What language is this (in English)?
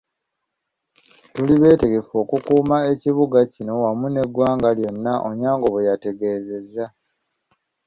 Ganda